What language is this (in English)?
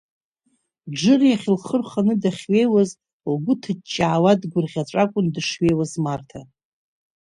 Abkhazian